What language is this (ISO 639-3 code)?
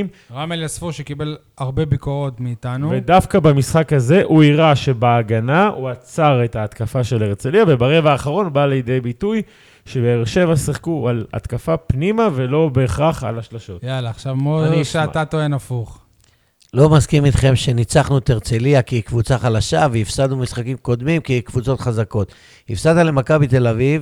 heb